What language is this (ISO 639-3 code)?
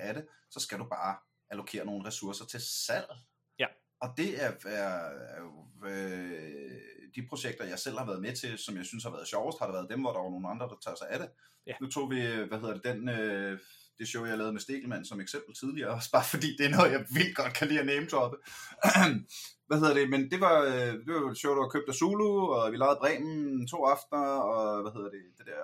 dan